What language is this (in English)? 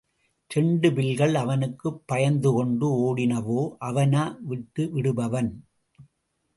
Tamil